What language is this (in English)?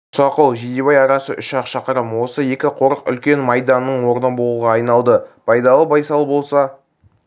Kazakh